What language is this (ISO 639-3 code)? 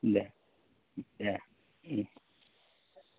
brx